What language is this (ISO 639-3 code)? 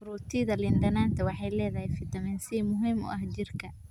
som